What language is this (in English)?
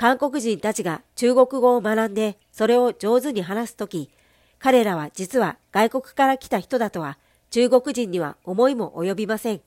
Japanese